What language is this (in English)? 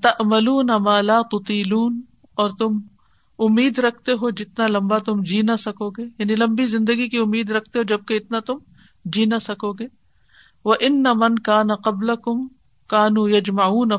Urdu